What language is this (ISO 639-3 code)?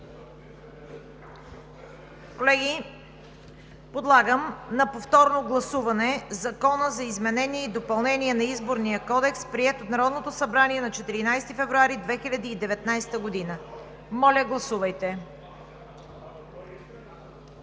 bul